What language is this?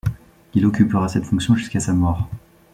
French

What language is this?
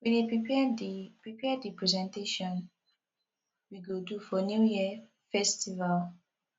Nigerian Pidgin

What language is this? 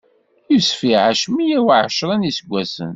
Kabyle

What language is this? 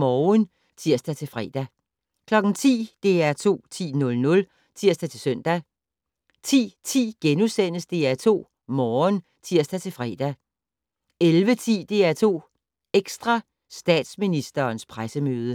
Danish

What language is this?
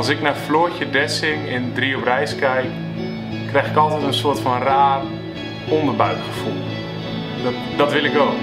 Dutch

